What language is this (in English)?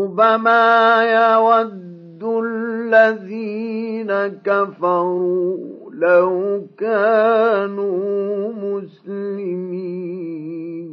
Arabic